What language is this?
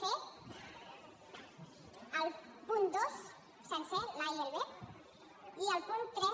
Catalan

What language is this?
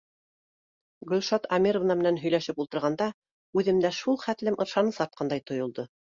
Bashkir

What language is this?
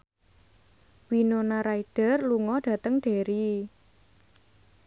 Javanese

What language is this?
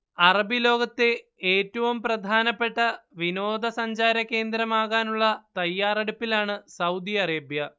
Malayalam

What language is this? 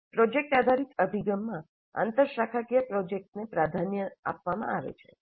Gujarati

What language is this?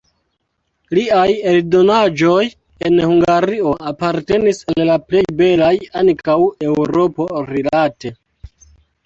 Esperanto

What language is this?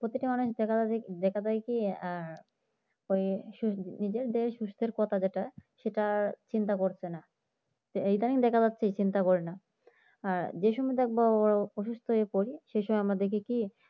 Bangla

